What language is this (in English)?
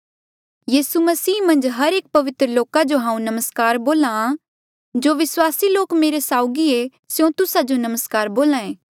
Mandeali